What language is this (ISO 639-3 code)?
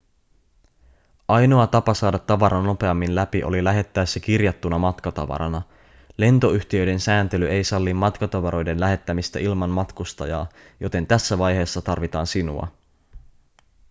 fin